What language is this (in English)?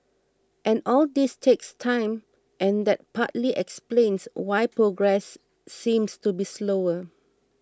English